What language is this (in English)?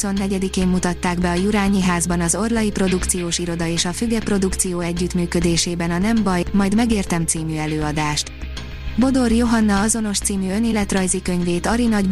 Hungarian